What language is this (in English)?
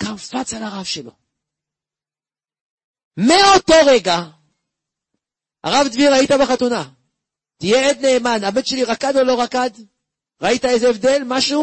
Hebrew